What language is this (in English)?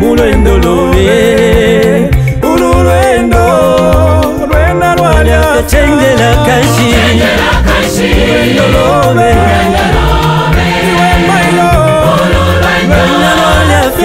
Arabic